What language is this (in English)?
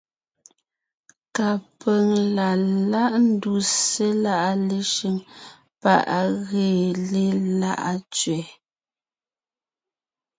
Ngiemboon